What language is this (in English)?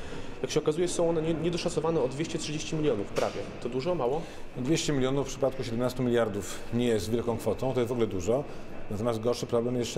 Polish